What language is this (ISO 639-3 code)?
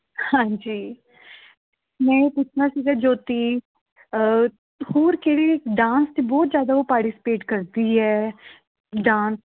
pan